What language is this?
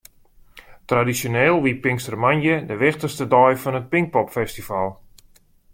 Western Frisian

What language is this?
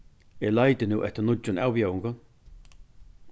Faroese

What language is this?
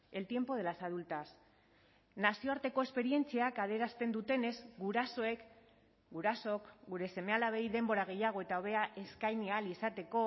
Basque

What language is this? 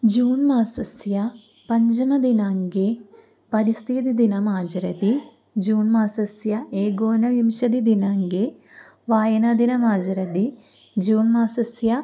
Sanskrit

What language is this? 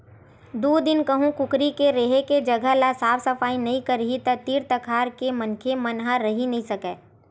Chhattisgarhi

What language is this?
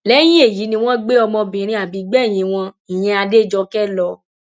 Yoruba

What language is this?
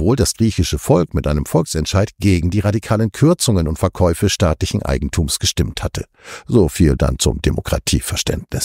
German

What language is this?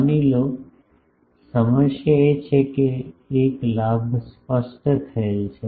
Gujarati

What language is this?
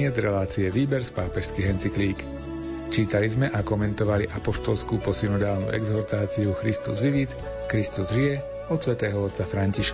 Slovak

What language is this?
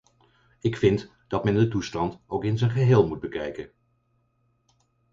Dutch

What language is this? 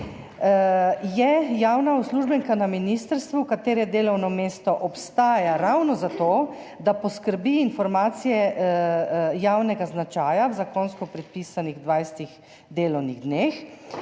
Slovenian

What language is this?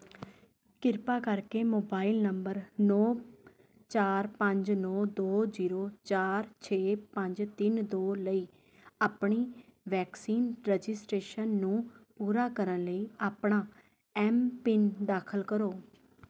Punjabi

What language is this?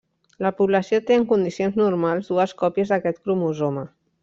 Catalan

